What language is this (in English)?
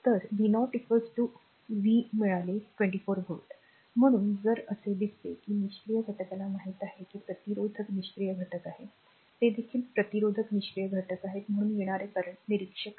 Marathi